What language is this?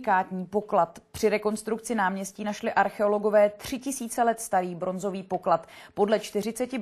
Czech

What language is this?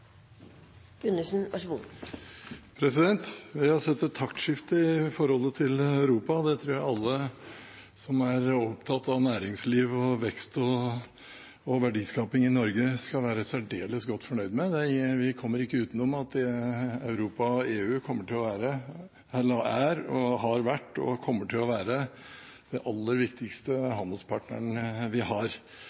Norwegian Bokmål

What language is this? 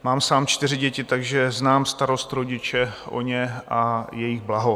Czech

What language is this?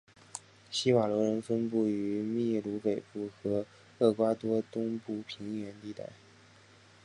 Chinese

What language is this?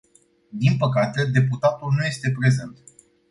Romanian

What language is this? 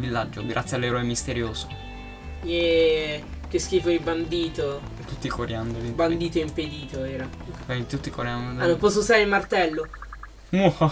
Italian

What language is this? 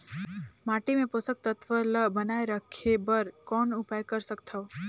Chhattisgarhi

